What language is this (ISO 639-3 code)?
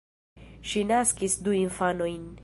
epo